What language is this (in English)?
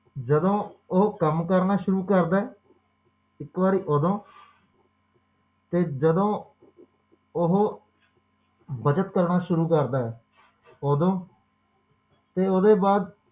Punjabi